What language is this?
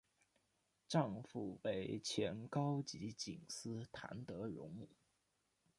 Chinese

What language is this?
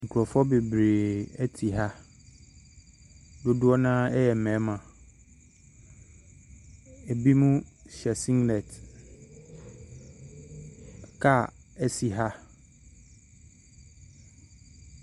Akan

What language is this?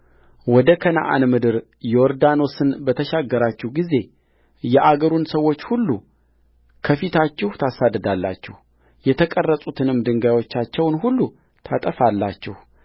Amharic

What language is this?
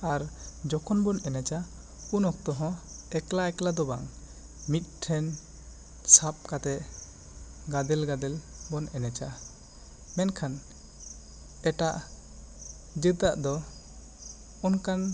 Santali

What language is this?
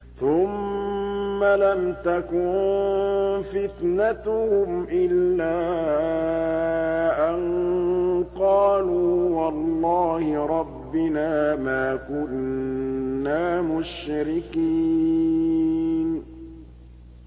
Arabic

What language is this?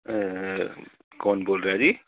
Punjabi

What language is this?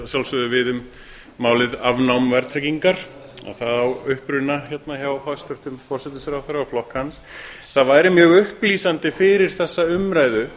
Icelandic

